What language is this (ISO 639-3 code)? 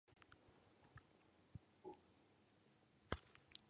eus